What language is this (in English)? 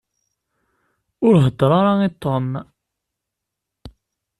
Kabyle